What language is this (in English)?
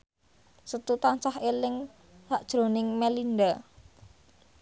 Javanese